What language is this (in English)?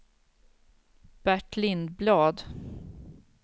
Swedish